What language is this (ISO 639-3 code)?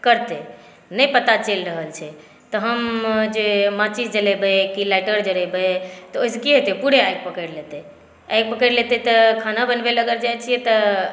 mai